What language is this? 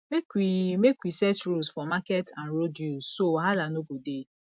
Nigerian Pidgin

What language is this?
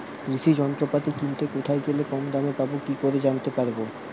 Bangla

